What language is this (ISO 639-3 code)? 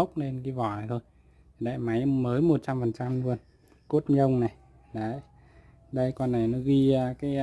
vie